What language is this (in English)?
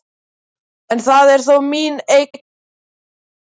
Icelandic